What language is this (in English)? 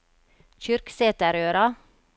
Norwegian